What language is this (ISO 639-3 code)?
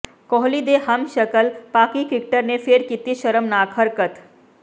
pan